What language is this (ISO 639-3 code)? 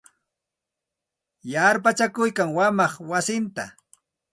qxt